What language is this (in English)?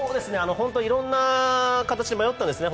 Japanese